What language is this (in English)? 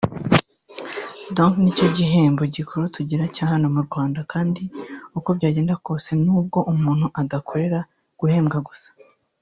Kinyarwanda